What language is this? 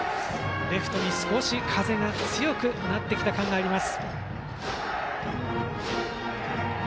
Japanese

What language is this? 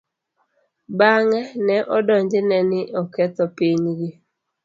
Luo (Kenya and Tanzania)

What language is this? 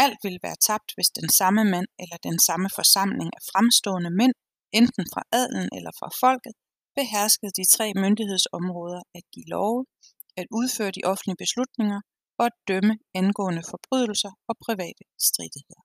Danish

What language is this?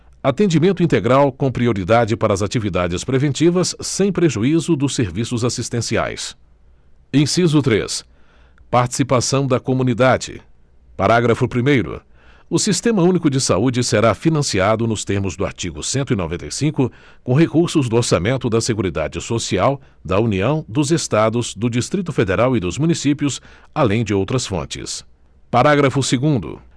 Portuguese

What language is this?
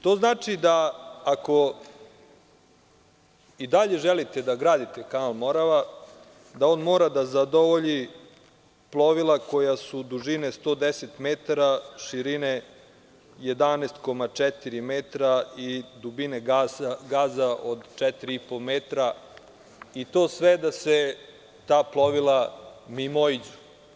Serbian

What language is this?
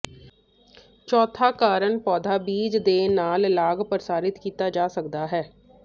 Punjabi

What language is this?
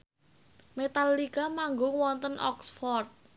Javanese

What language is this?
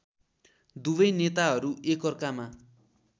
Nepali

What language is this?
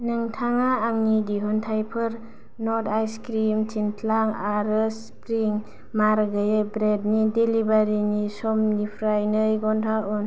Bodo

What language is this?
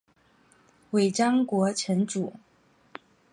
Chinese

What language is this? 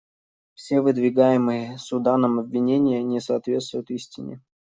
Russian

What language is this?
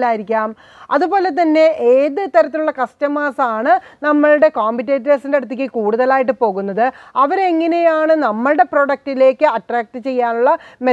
Turkish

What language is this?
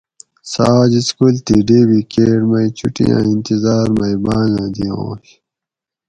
Gawri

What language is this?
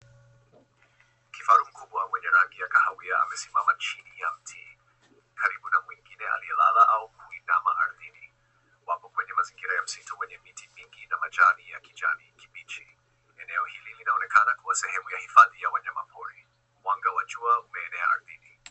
Swahili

